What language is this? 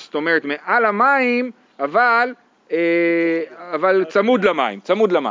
Hebrew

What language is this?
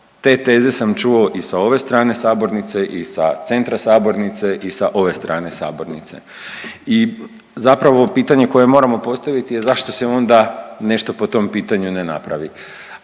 Croatian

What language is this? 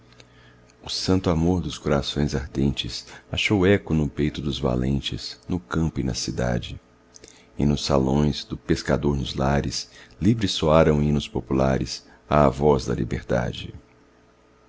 Portuguese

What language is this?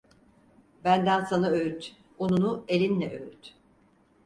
Turkish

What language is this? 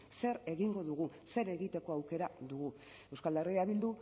Basque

